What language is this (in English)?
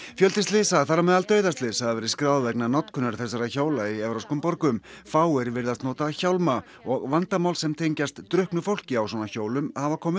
Icelandic